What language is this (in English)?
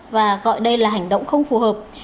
Vietnamese